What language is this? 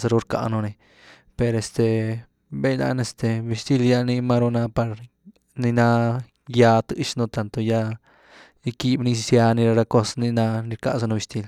Güilá Zapotec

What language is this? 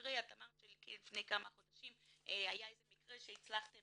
Hebrew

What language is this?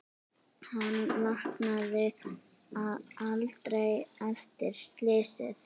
Icelandic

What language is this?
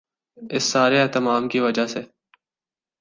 Urdu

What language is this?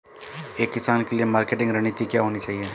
Hindi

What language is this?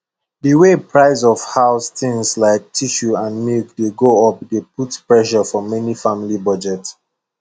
Nigerian Pidgin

